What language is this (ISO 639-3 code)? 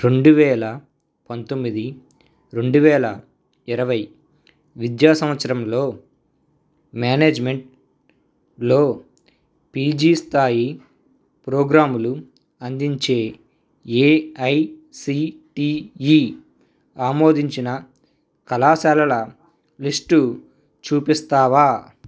tel